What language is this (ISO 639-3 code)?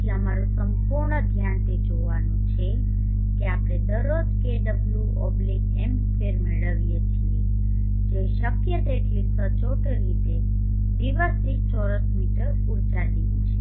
guj